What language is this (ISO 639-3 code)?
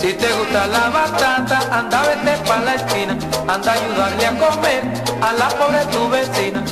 ell